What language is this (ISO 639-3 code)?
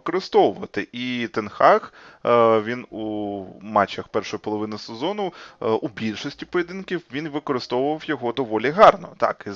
ukr